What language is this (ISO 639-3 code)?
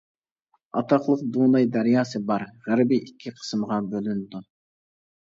uig